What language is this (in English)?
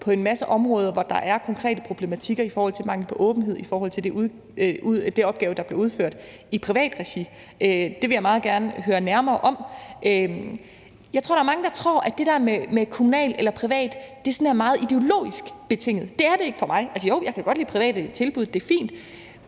Danish